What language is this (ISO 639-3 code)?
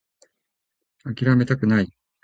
jpn